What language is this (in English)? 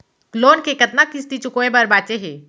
Chhattisgarhi